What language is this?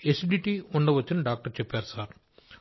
Telugu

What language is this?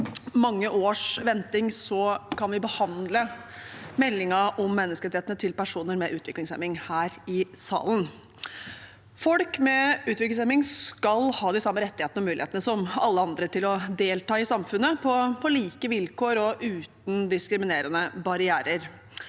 Norwegian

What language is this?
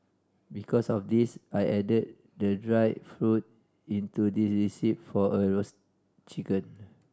English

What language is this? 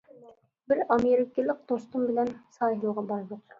Uyghur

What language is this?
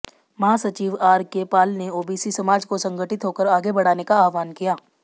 Hindi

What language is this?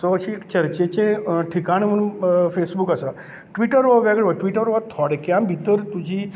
Konkani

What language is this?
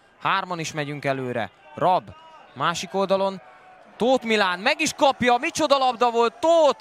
Hungarian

